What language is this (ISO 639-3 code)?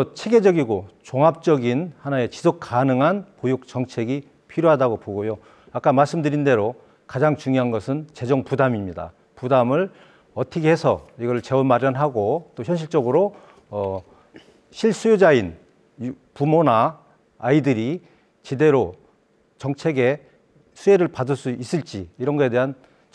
kor